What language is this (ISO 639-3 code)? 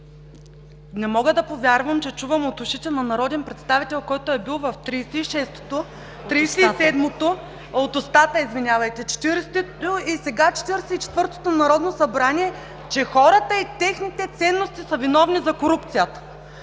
bul